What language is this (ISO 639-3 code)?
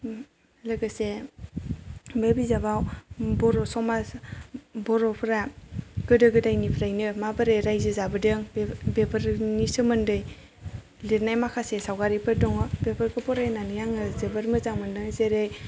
brx